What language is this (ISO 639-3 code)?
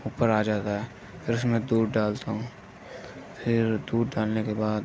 urd